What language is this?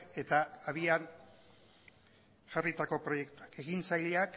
Basque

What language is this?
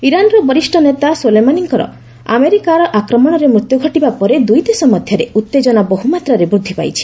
Odia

